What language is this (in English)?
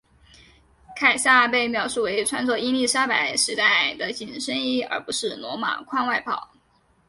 Chinese